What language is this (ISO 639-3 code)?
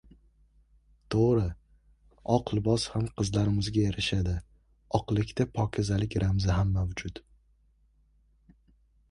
uzb